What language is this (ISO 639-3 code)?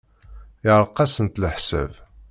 kab